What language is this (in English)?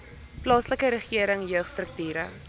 Afrikaans